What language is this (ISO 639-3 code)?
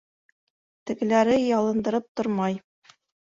bak